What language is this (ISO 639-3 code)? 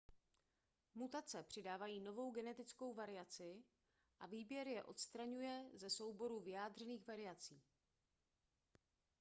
ces